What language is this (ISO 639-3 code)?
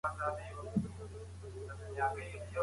pus